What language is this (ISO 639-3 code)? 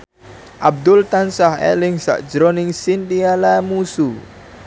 jav